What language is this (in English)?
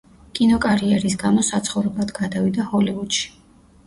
Georgian